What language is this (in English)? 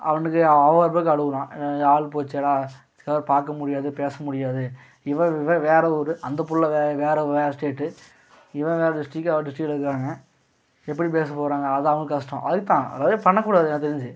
Tamil